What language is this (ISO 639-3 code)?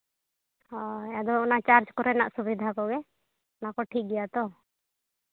sat